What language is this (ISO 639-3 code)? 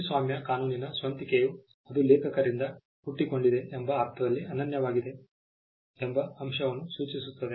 kan